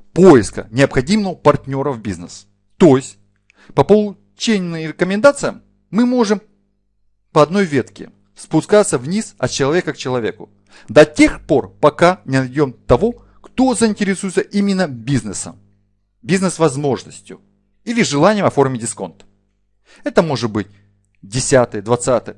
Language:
Russian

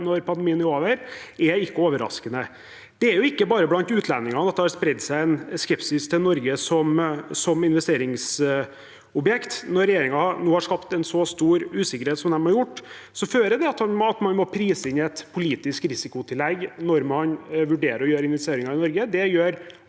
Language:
Norwegian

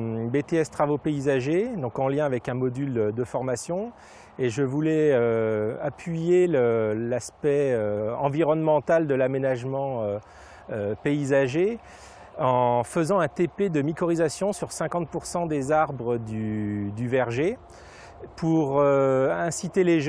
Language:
French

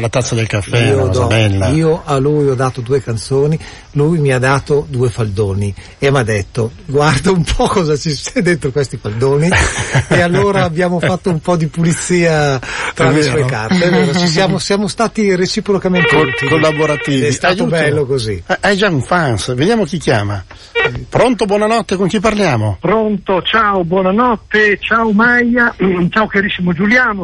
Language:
Italian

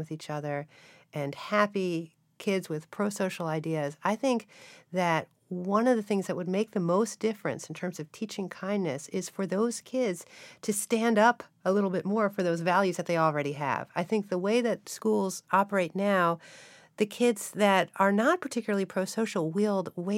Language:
English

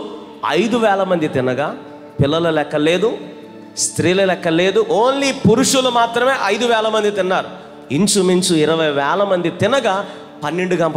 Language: Hindi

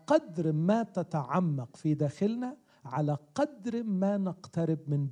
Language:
Arabic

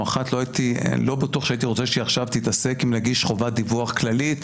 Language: Hebrew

